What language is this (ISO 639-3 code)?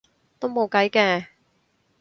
yue